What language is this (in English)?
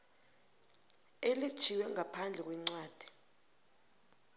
South Ndebele